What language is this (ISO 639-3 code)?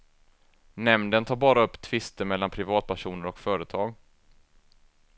swe